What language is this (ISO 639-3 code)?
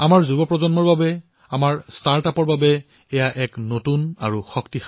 asm